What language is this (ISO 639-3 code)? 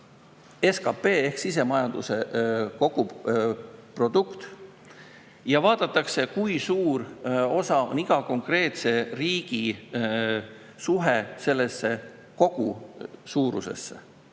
est